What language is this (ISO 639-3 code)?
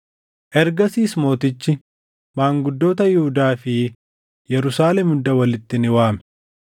orm